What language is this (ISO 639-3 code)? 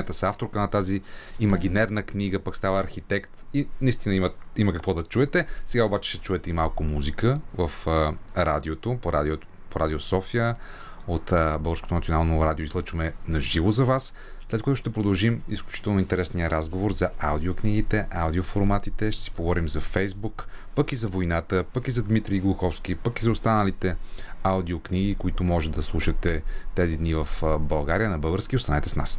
bul